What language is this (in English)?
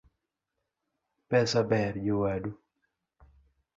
Luo (Kenya and Tanzania)